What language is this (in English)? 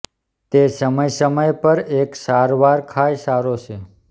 Gujarati